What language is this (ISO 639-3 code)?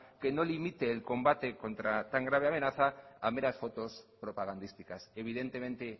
spa